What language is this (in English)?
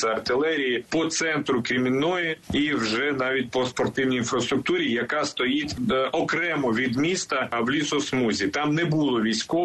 Ukrainian